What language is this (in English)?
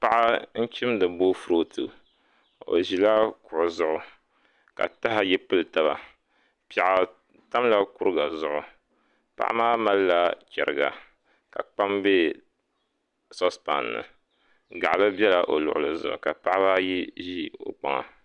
Dagbani